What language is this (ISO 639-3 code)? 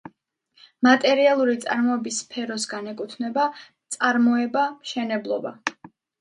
kat